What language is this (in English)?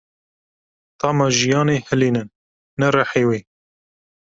Kurdish